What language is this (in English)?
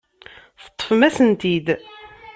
Kabyle